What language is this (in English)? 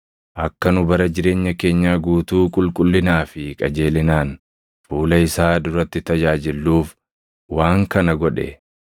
Oromo